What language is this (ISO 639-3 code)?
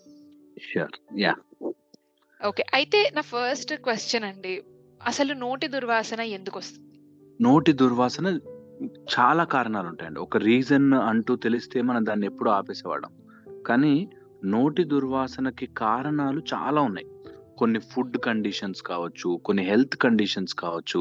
tel